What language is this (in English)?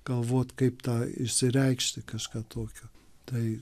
Lithuanian